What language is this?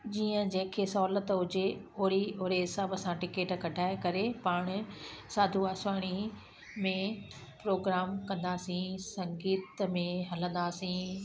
Sindhi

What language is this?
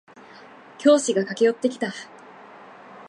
Japanese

